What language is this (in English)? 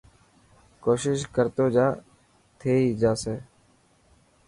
Dhatki